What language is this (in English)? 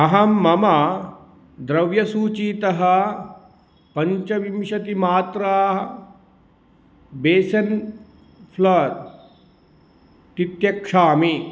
Sanskrit